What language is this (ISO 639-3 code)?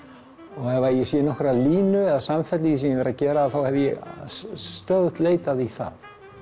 isl